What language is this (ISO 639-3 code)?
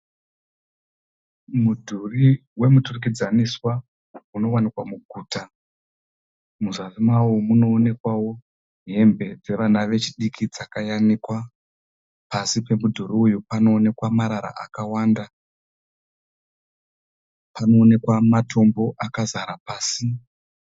sna